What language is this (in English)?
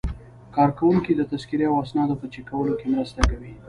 Pashto